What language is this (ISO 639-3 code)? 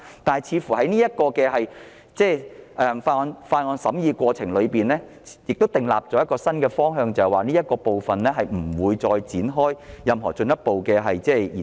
yue